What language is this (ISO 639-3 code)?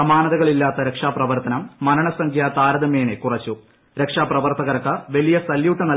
mal